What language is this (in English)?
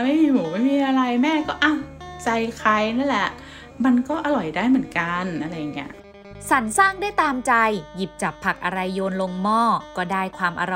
Thai